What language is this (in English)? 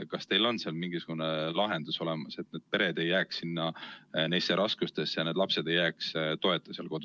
Estonian